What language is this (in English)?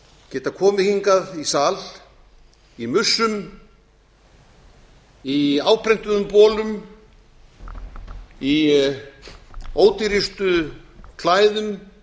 Icelandic